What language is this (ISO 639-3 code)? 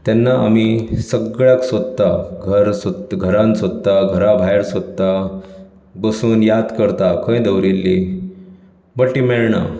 kok